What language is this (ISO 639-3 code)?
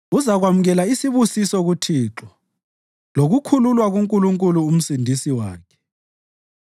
nde